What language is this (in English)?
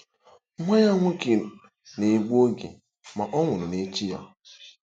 Igbo